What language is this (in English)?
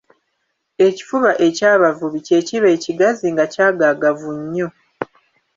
Ganda